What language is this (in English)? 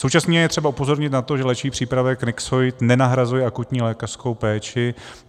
Czech